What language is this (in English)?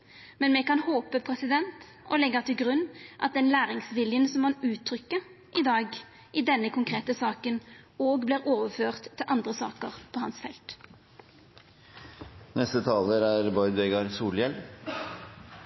Norwegian Nynorsk